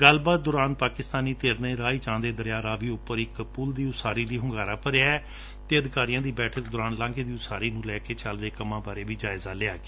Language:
Punjabi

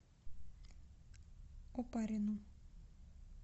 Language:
Russian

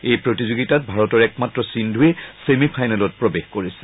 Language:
Assamese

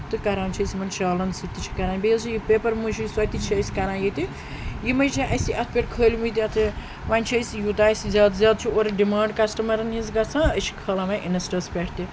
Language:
Kashmiri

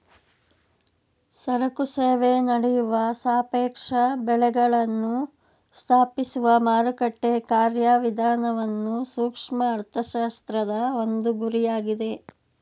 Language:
Kannada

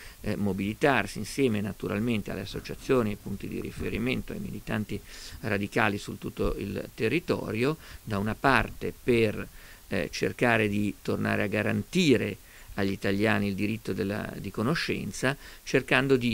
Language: Italian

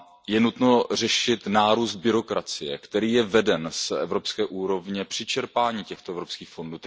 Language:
Czech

